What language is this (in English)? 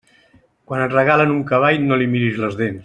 Catalan